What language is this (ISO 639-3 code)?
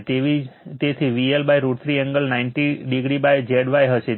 guj